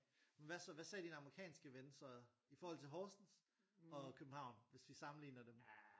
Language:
Danish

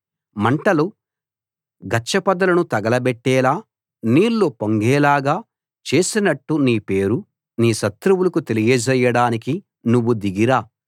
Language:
Telugu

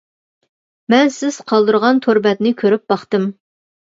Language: Uyghur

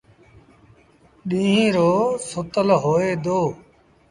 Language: Sindhi Bhil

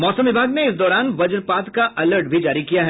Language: Hindi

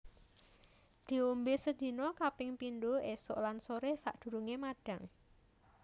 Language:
Javanese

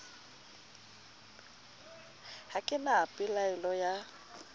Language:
Southern Sotho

